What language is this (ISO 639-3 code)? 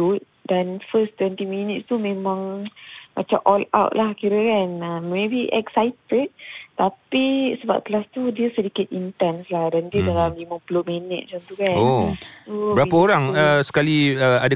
msa